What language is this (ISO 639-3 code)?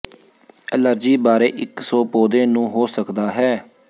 pan